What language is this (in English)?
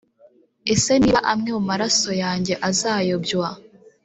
Kinyarwanda